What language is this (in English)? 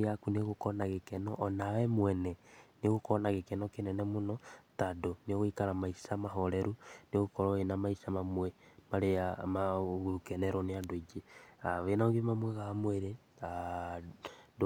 Kikuyu